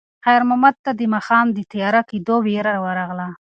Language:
Pashto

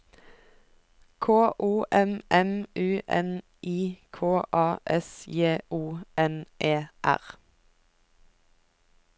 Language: Norwegian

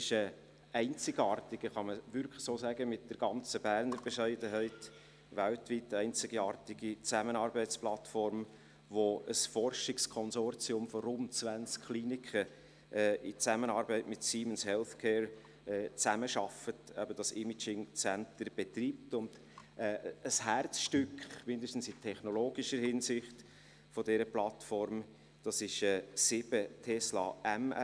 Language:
Swiss German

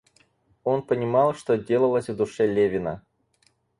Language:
Russian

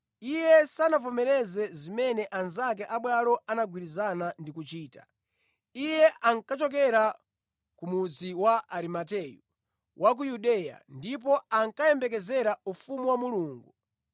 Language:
Nyanja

